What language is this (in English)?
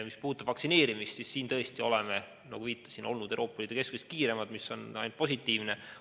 Estonian